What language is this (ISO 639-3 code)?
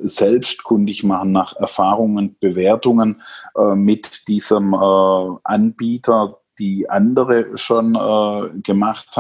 deu